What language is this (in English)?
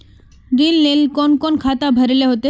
Magahi